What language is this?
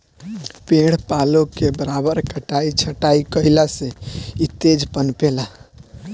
Bhojpuri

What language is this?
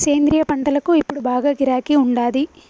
Telugu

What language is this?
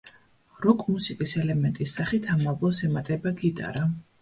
Georgian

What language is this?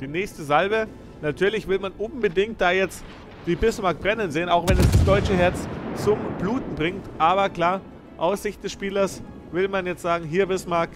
German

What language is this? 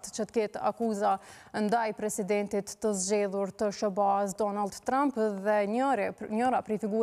Romanian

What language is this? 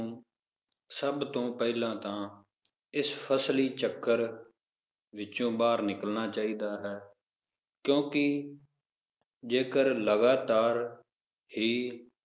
Punjabi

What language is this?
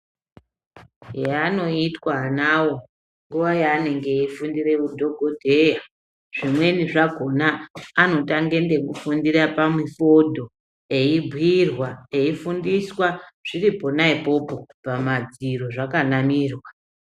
Ndau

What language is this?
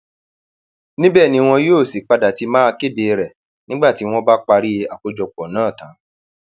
Yoruba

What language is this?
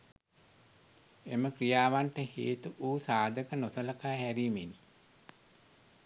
Sinhala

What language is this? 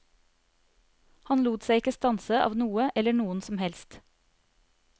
Norwegian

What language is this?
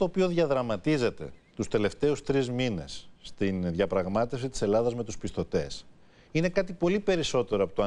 Greek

